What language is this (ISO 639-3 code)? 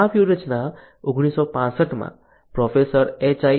guj